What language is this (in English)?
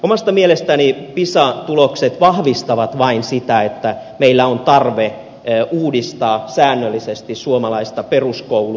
Finnish